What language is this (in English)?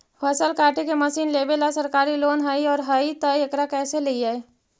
Magahi